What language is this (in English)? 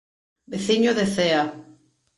Galician